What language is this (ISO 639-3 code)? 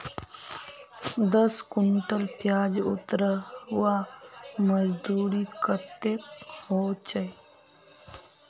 mag